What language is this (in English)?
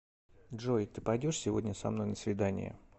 Russian